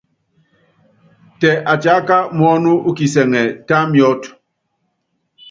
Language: Yangben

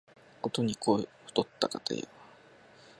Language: Japanese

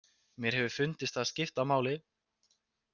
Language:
Icelandic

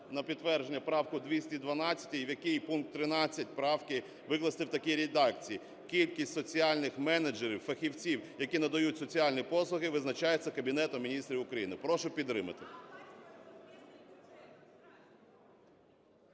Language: Ukrainian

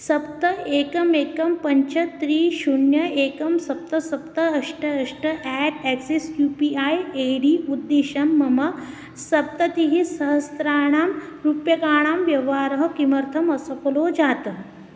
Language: Sanskrit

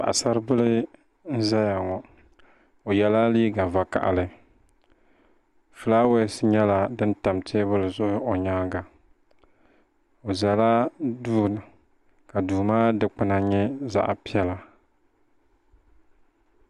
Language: Dagbani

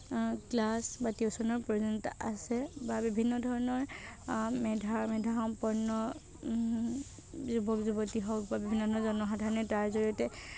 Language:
Assamese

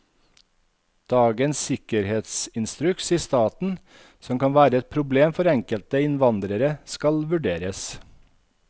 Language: Norwegian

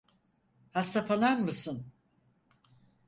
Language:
Turkish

